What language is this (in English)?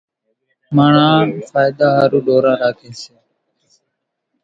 Kachi Koli